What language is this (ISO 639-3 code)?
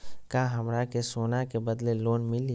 mag